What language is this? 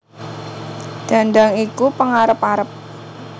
Javanese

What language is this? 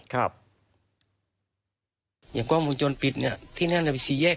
Thai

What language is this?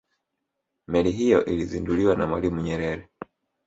Swahili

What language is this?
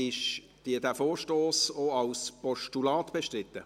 Swiss German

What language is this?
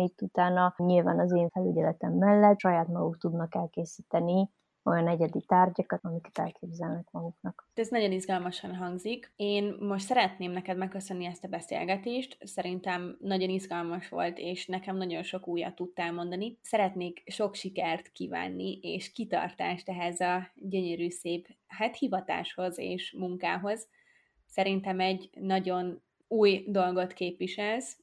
Hungarian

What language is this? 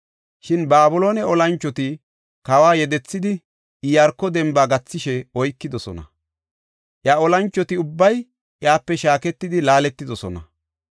Gofa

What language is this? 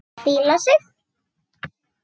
Icelandic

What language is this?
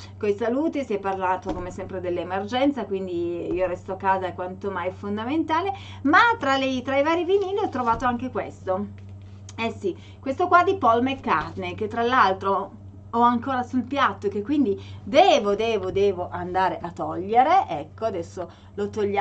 Italian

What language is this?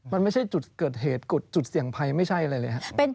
Thai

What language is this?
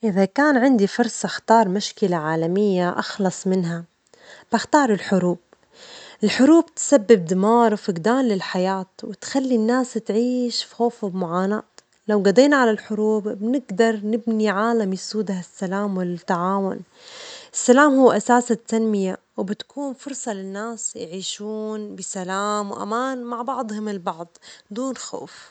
Omani Arabic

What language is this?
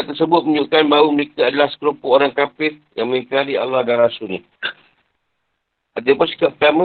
Malay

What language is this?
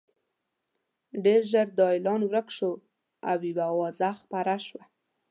Pashto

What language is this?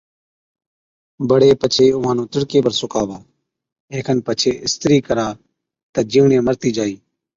Od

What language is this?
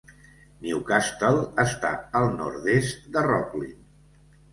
Catalan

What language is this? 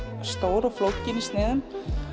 Icelandic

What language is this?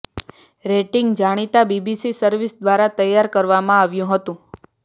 Gujarati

